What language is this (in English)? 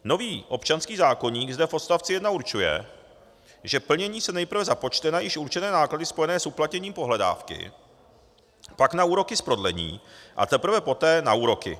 Czech